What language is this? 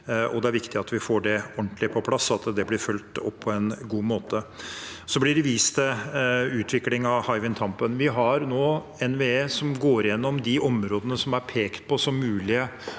Norwegian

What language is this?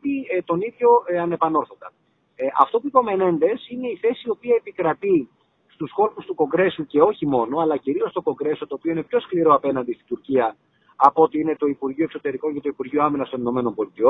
Greek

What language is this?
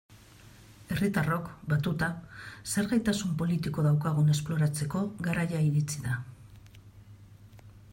Basque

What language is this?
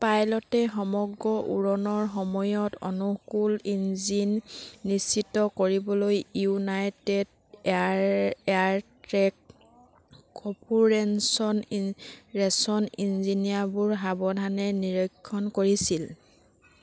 Assamese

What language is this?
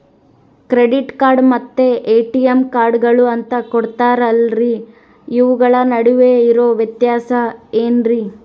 Kannada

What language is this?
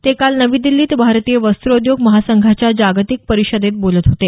Marathi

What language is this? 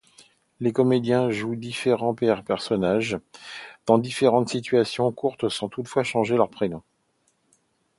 French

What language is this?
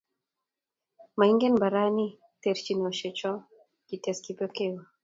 Kalenjin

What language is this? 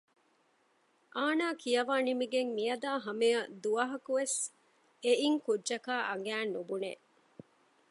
Divehi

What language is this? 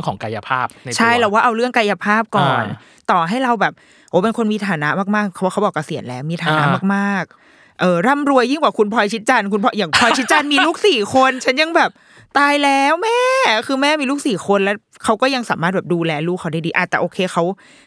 Thai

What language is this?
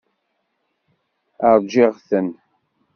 Kabyle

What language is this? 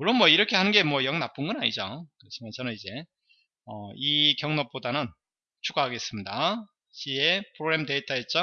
Korean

